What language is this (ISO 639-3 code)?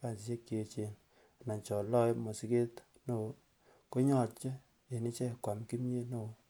kln